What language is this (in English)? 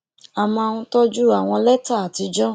Yoruba